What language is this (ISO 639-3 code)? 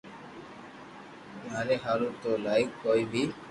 lrk